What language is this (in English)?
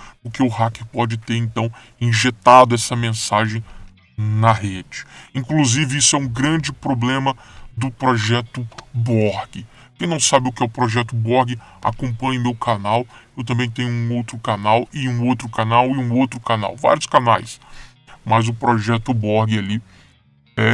Portuguese